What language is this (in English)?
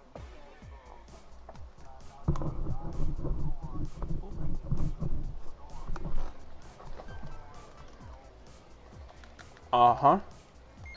English